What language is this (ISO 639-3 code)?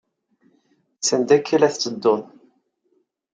kab